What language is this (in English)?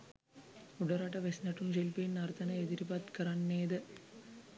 Sinhala